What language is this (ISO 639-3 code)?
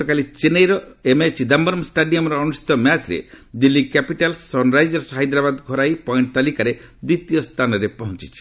ori